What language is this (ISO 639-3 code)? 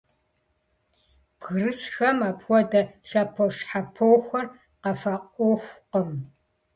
kbd